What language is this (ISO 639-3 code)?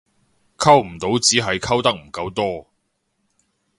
yue